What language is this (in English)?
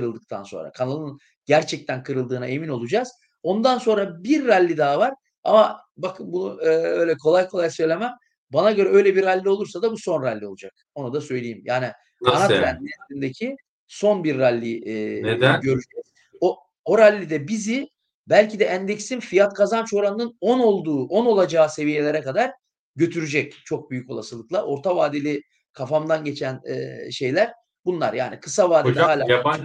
Turkish